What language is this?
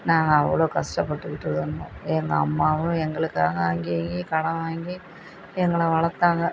Tamil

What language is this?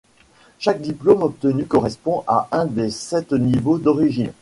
French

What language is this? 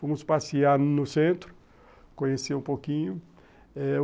Portuguese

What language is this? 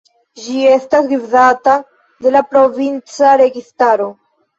Esperanto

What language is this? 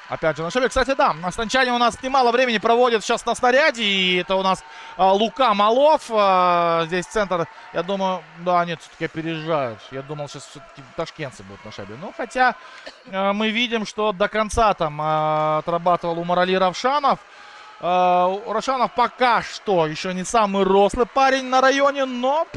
Russian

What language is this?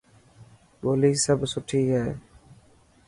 Dhatki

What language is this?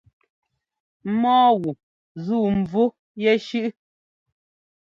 Ngomba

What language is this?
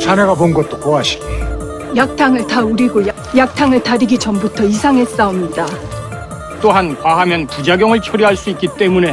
Korean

